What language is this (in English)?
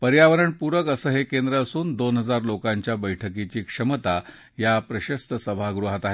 Marathi